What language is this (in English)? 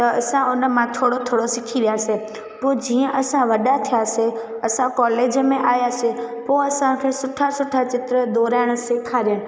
Sindhi